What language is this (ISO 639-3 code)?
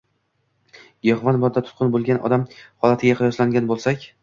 uzb